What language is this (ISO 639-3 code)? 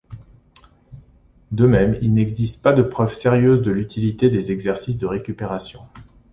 fra